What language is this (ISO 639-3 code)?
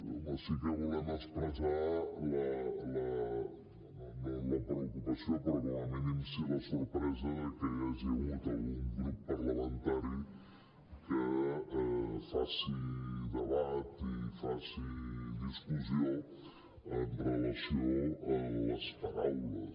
cat